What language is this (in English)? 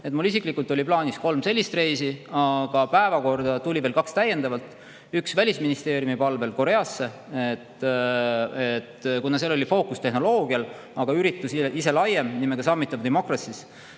Estonian